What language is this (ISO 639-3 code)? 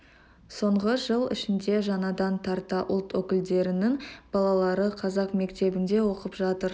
kaz